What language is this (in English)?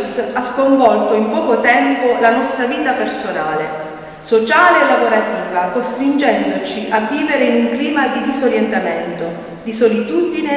Italian